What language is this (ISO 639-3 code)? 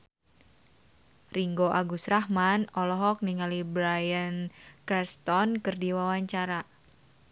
sun